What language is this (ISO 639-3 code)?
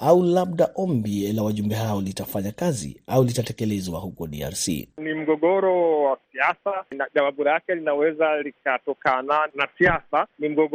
swa